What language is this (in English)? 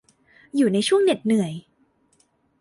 Thai